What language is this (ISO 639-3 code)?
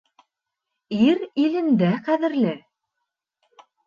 bak